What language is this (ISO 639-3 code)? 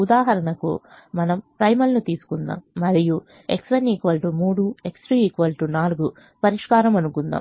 tel